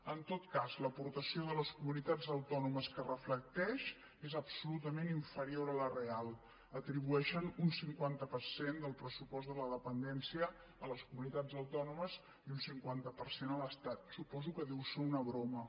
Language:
Catalan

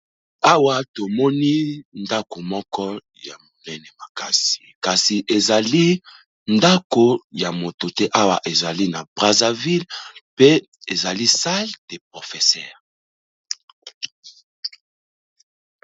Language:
Lingala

